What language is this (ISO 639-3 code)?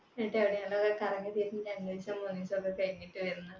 mal